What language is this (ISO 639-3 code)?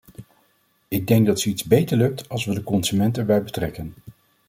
nld